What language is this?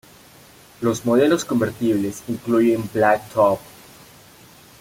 Spanish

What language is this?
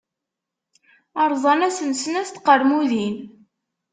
Kabyle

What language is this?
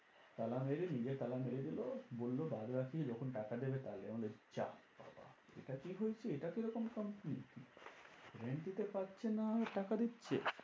Bangla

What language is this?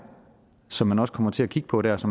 Danish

